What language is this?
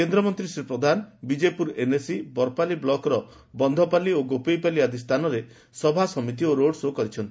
Odia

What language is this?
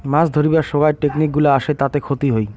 Bangla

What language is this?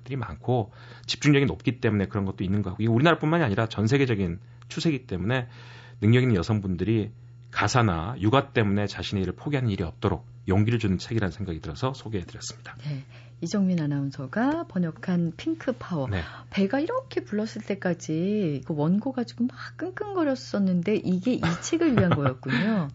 Korean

